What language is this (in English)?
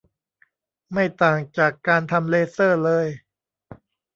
Thai